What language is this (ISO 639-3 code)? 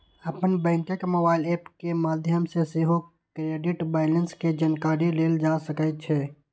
mai